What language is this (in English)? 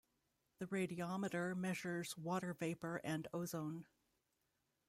English